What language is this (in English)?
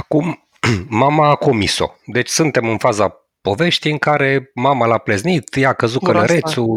Romanian